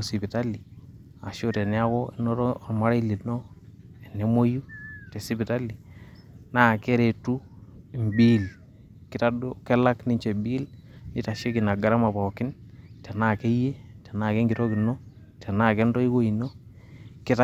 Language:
Masai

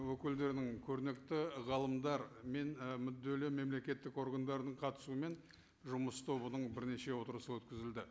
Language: Kazakh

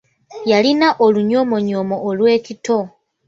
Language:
Ganda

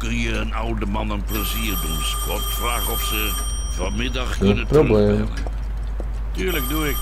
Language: Dutch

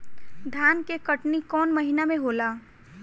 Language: Bhojpuri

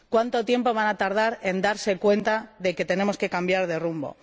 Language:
Spanish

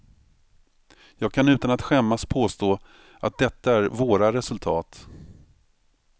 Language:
Swedish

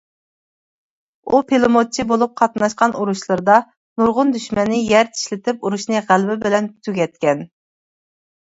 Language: Uyghur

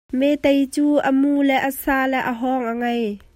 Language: Hakha Chin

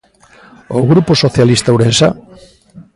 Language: Galician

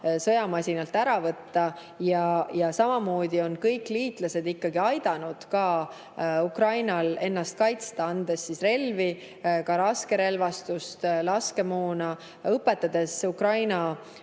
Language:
Estonian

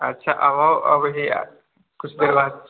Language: Maithili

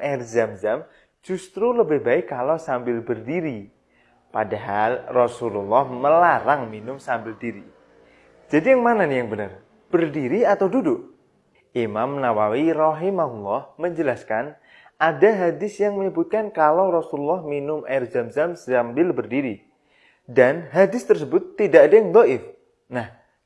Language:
Indonesian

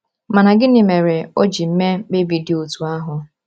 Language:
Igbo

